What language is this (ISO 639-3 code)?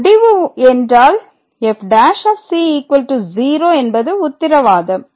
tam